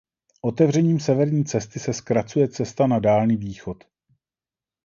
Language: Czech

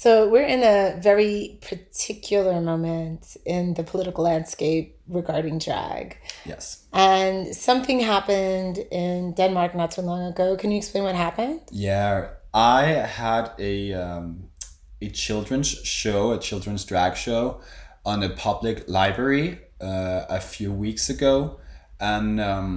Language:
English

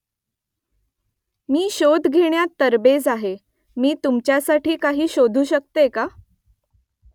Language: Marathi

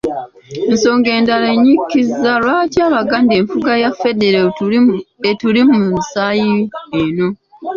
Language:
Ganda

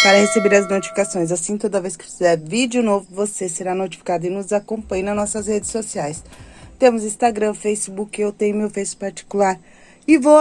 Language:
Portuguese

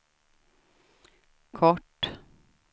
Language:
Swedish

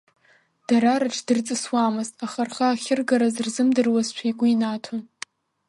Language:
Abkhazian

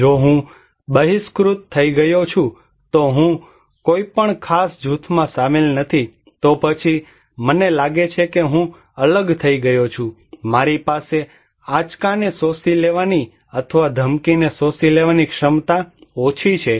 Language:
Gujarati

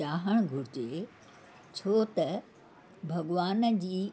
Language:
Sindhi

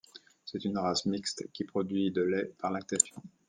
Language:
French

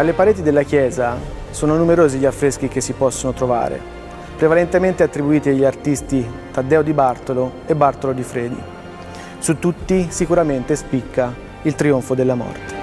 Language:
Italian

